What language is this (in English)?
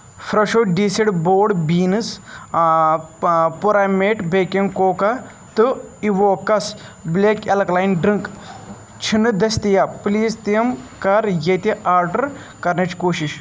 Kashmiri